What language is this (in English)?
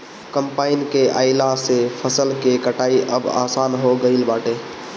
Bhojpuri